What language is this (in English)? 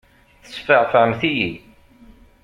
Kabyle